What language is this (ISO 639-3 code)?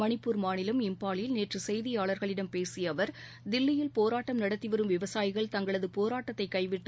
tam